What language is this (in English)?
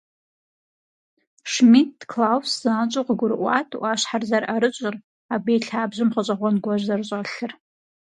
Kabardian